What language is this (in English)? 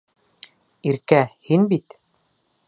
Bashkir